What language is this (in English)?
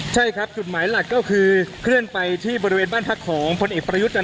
Thai